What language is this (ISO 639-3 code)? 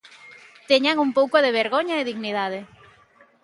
glg